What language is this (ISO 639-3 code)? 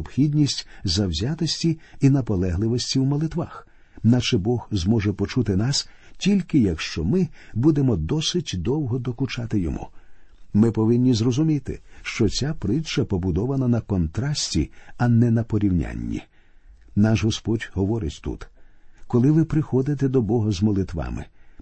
ukr